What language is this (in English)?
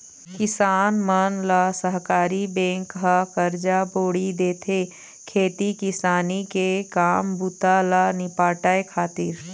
Chhattisgarhi